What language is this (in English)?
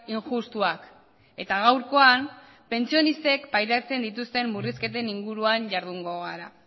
Basque